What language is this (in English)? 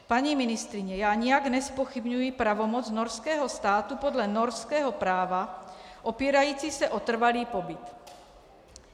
Czech